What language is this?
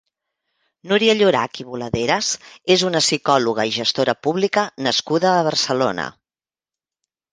Catalan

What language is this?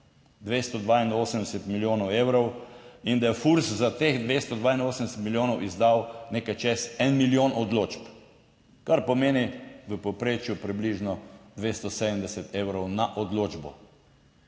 Slovenian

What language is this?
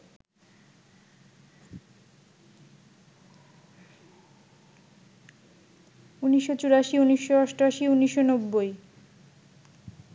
Bangla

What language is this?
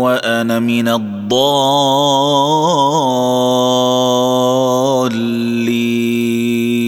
Arabic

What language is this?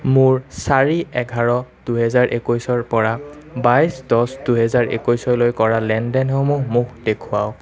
Assamese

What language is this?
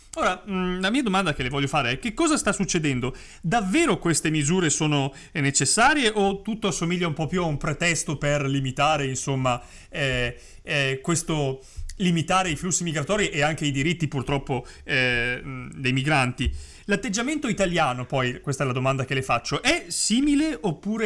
Italian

